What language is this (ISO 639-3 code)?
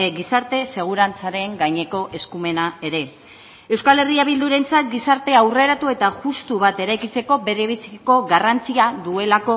eus